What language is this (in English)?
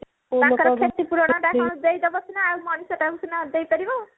Odia